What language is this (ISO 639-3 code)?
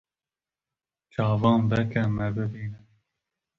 kur